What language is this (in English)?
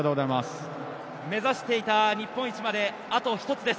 Japanese